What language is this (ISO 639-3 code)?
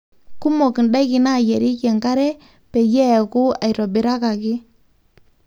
mas